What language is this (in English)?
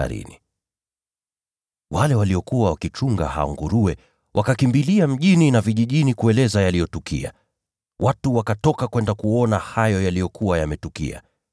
Swahili